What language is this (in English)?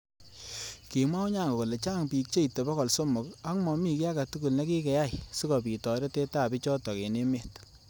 Kalenjin